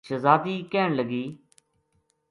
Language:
Gujari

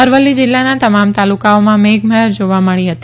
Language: Gujarati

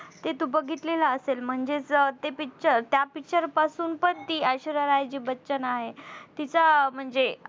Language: Marathi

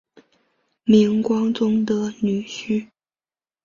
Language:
Chinese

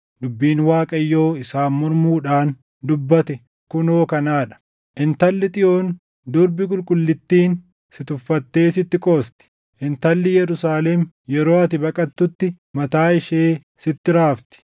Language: Oromo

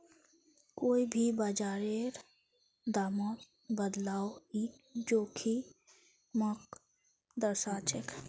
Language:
Magahi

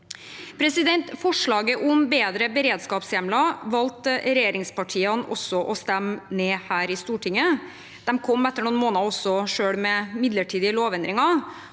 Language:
Norwegian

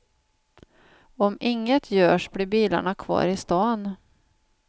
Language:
Swedish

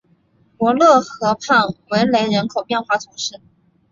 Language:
Chinese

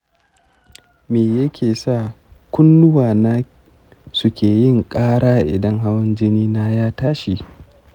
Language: Hausa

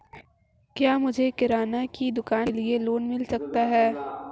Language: Hindi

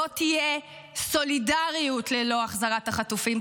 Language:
Hebrew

